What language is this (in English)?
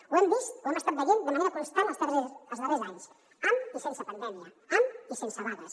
Catalan